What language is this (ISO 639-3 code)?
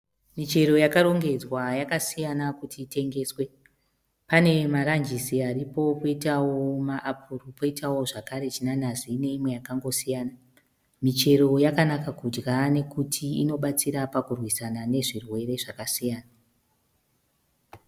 sna